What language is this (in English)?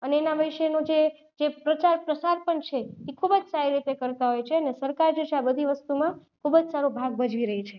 Gujarati